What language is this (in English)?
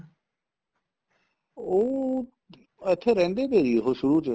Punjabi